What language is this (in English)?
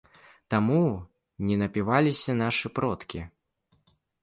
Belarusian